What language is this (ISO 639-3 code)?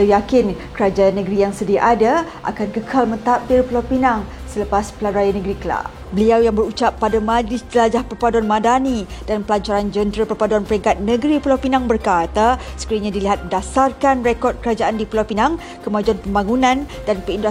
msa